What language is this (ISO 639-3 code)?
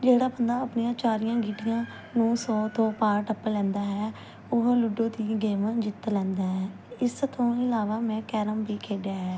pan